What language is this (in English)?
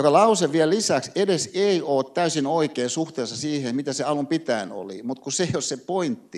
Finnish